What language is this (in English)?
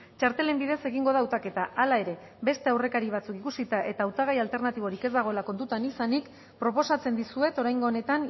Basque